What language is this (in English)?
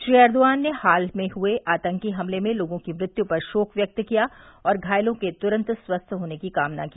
Hindi